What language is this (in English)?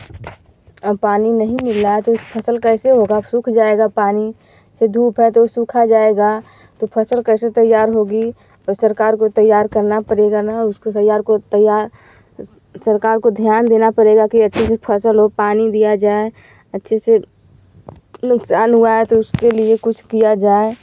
Hindi